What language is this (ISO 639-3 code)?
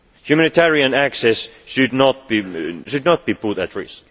eng